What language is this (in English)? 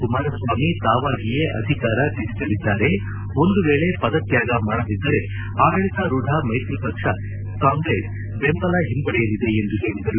Kannada